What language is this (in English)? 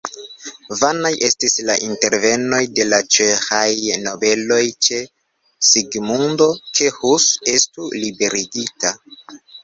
Esperanto